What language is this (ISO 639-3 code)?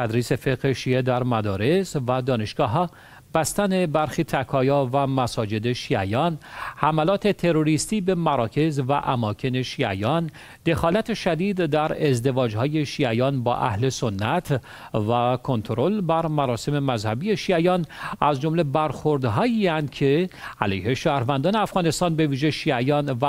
fas